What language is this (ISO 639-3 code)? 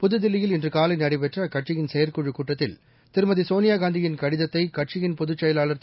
tam